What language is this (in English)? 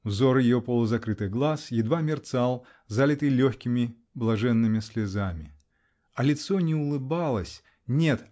Russian